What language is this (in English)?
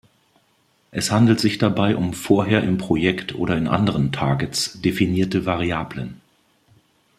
German